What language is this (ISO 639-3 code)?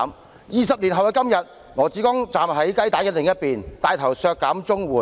yue